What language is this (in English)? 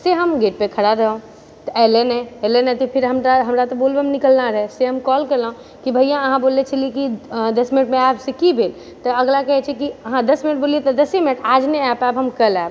Maithili